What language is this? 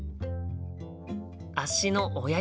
Japanese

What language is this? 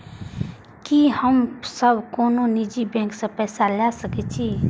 Maithili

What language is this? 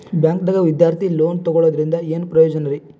Kannada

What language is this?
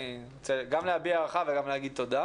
Hebrew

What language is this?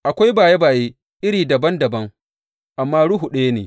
Hausa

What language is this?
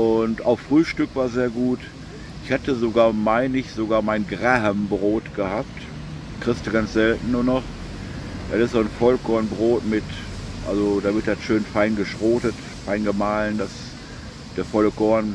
German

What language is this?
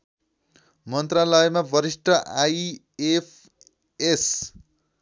Nepali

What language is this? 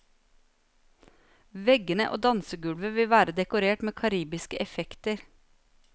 Norwegian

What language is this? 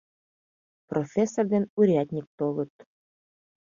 Mari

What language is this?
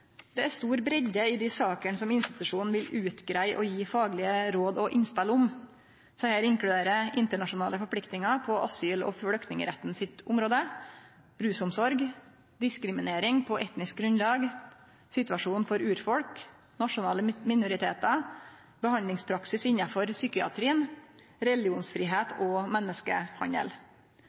Norwegian Nynorsk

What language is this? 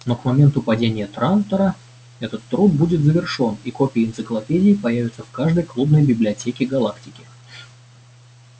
Russian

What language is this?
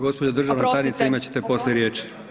Croatian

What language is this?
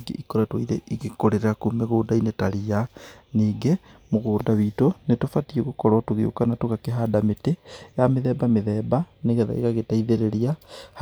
Kikuyu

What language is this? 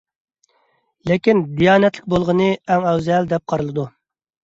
Uyghur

